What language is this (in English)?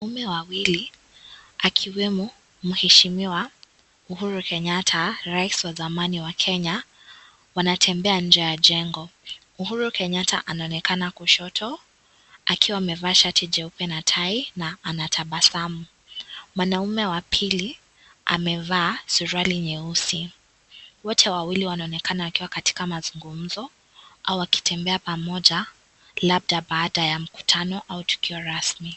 Swahili